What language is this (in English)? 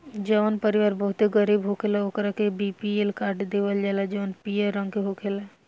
Bhojpuri